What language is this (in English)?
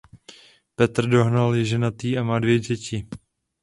Czech